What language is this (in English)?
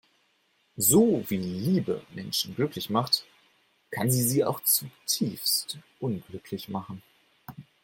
German